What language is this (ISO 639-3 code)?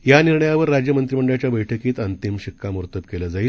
mar